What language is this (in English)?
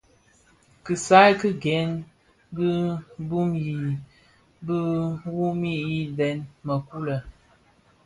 Bafia